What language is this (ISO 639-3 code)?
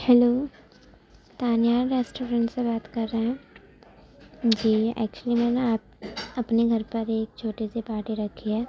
urd